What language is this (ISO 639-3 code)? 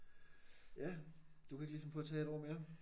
dan